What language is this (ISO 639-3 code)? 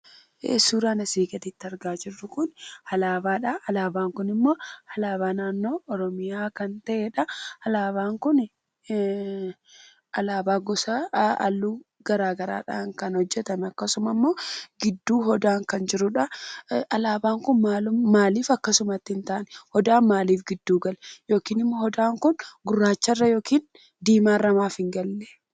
orm